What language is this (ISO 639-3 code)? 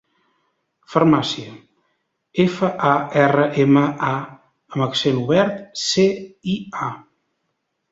cat